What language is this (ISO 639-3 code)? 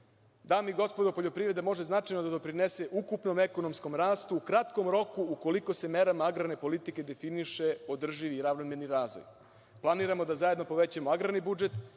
srp